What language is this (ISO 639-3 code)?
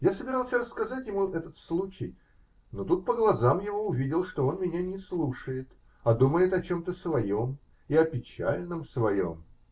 rus